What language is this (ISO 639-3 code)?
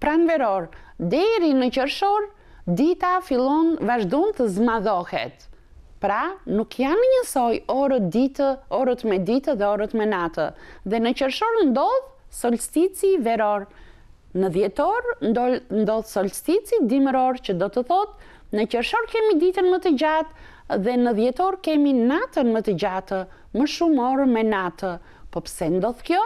nld